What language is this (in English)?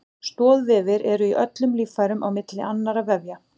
Icelandic